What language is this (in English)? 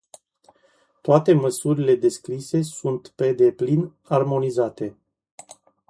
Romanian